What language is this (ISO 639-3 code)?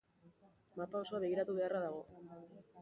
eus